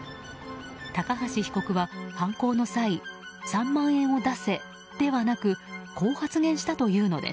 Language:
Japanese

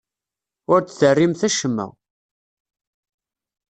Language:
Kabyle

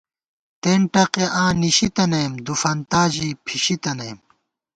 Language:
Gawar-Bati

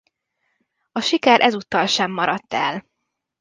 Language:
Hungarian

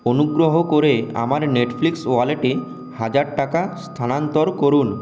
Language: Bangla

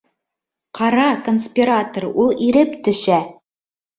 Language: Bashkir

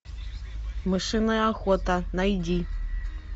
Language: Russian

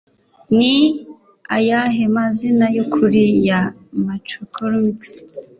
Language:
Kinyarwanda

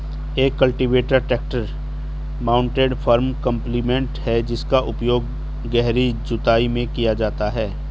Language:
Hindi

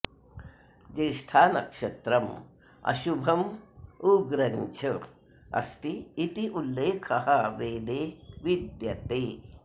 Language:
Sanskrit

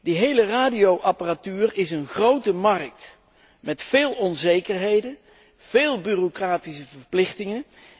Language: Dutch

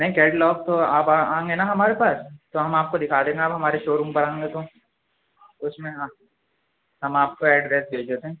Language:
Urdu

